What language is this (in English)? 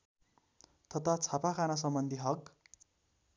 Nepali